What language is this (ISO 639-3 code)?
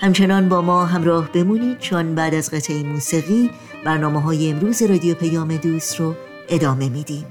fas